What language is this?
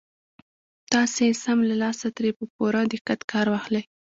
Pashto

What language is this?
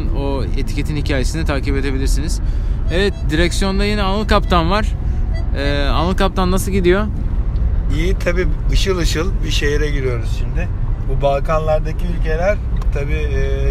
Turkish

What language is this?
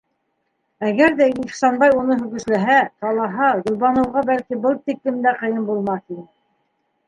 Bashkir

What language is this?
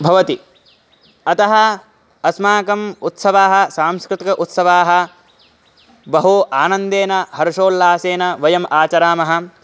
Sanskrit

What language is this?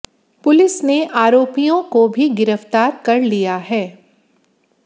Hindi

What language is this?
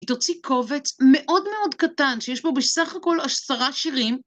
Hebrew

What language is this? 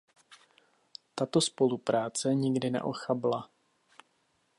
Czech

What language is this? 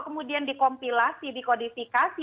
Indonesian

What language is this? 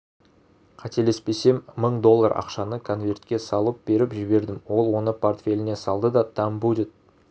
Kazakh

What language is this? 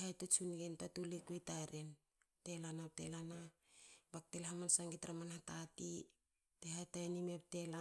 Hakö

